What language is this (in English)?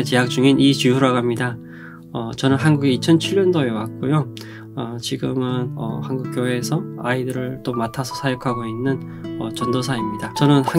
Korean